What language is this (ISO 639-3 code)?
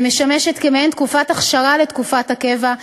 heb